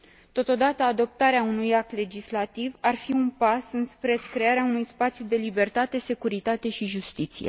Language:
Romanian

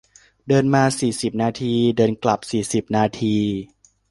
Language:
Thai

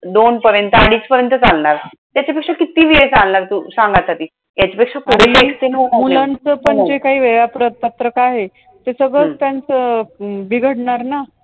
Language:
Marathi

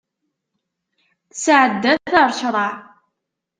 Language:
Kabyle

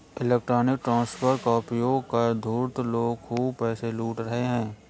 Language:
Hindi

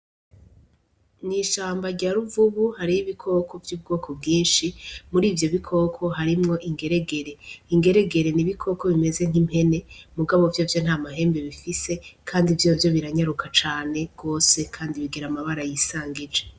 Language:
Rundi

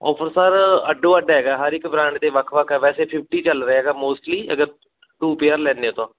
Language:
Punjabi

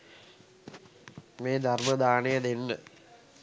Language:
Sinhala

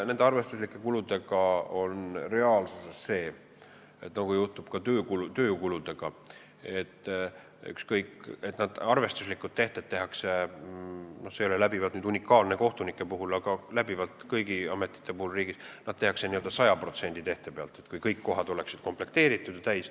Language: Estonian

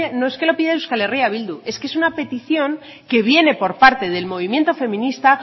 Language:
Spanish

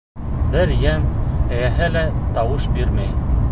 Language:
Bashkir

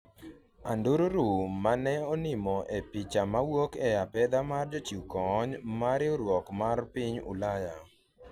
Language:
Luo (Kenya and Tanzania)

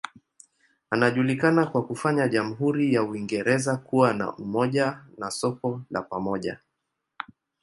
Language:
Swahili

